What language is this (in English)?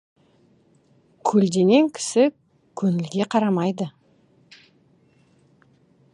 Kazakh